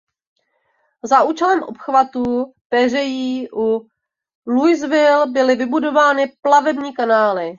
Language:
Czech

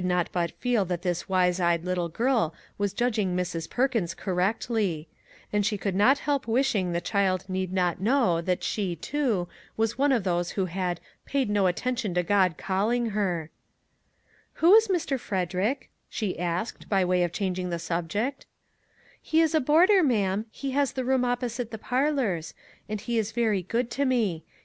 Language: English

